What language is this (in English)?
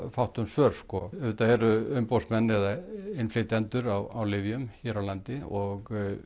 Icelandic